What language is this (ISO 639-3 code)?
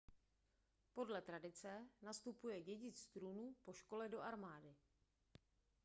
ces